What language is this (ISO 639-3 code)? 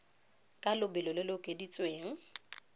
tsn